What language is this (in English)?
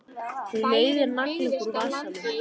Icelandic